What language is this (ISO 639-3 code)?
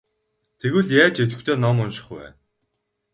mon